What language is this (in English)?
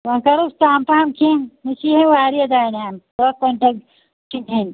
Kashmiri